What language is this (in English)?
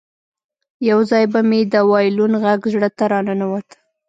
Pashto